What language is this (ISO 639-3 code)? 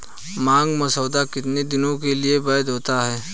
hin